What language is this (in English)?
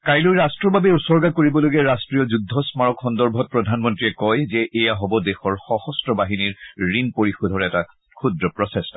Assamese